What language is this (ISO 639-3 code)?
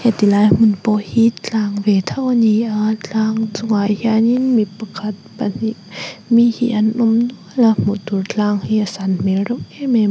lus